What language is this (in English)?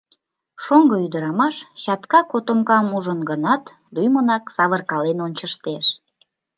Mari